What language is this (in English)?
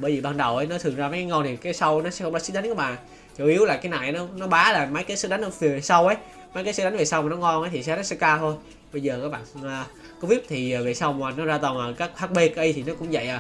Vietnamese